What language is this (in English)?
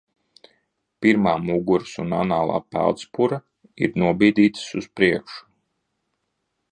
Latvian